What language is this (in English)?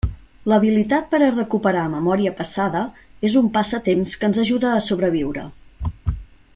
Catalan